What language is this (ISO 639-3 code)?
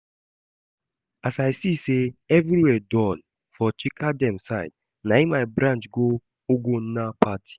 pcm